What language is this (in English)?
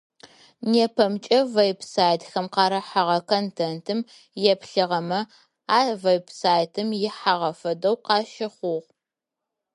Adyghe